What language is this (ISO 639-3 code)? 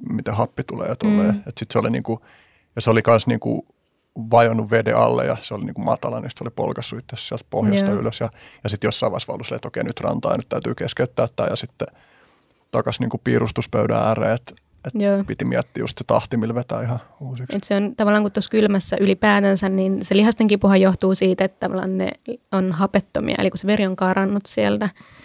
fin